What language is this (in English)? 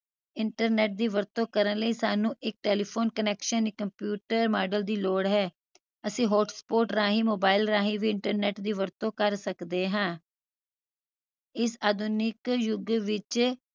Punjabi